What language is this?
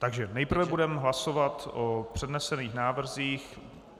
Czech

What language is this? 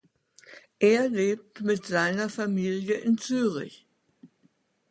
German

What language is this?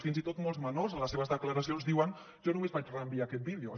Catalan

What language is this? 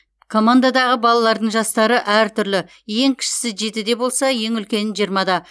Kazakh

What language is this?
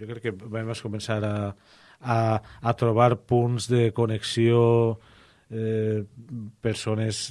Spanish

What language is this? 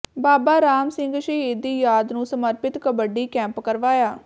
Punjabi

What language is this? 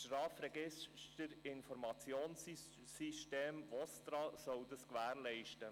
Swiss German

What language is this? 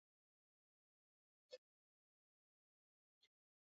Swahili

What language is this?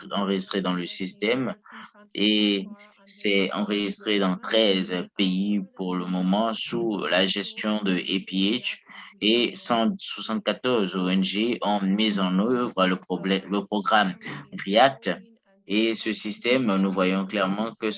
French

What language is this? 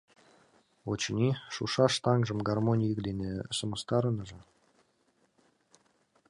Mari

